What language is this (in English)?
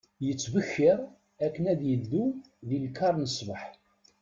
Kabyle